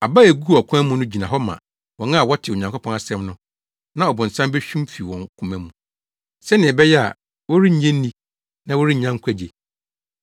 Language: Akan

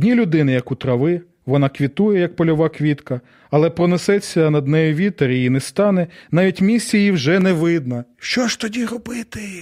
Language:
Ukrainian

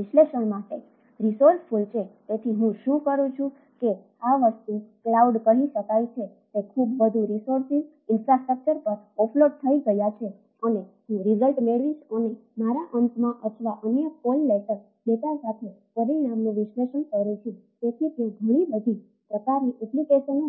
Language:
Gujarati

